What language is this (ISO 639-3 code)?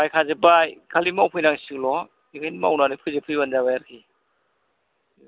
brx